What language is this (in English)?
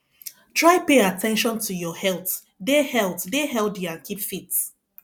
Nigerian Pidgin